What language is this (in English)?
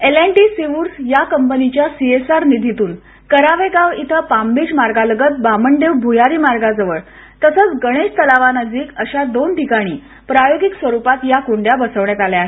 Marathi